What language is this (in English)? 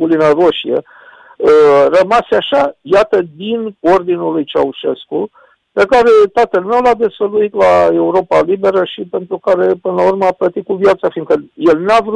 Romanian